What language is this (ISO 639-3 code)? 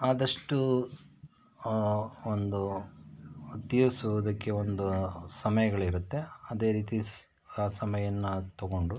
kan